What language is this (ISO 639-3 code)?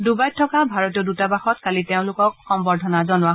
asm